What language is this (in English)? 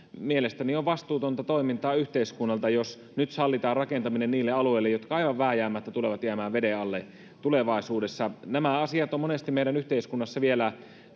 Finnish